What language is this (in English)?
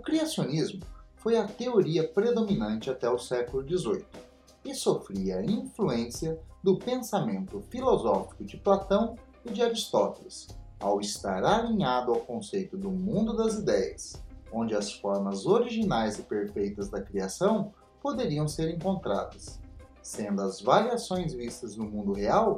Portuguese